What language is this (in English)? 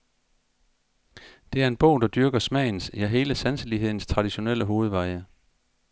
Danish